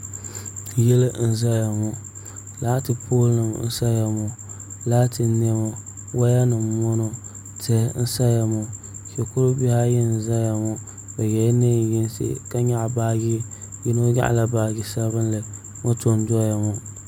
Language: Dagbani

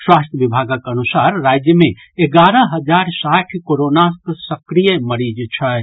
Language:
Maithili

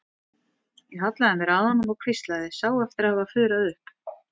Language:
Icelandic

